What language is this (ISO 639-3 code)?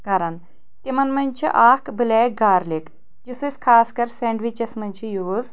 kas